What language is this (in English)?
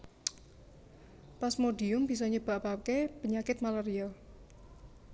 Javanese